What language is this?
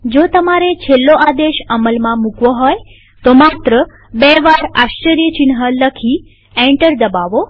Gujarati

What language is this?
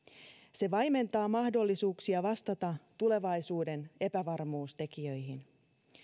Finnish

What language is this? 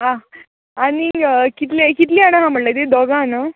Konkani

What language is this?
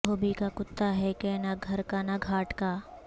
Urdu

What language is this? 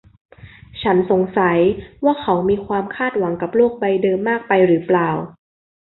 Thai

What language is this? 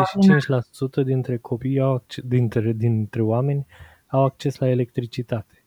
Romanian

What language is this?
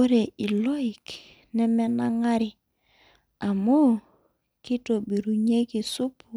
Masai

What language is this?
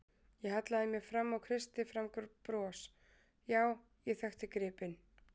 Icelandic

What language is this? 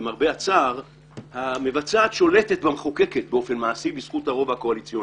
Hebrew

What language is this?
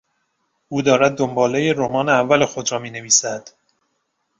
Persian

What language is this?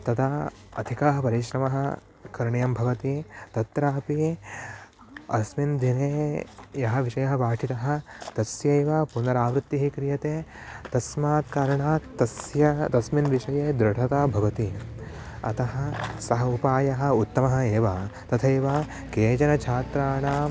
Sanskrit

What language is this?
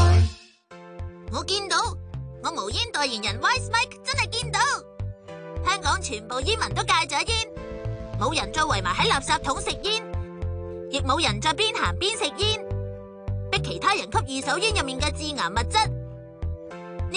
Chinese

